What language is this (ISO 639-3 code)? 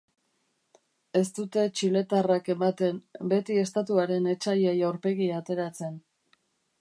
eus